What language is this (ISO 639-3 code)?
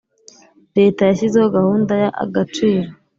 kin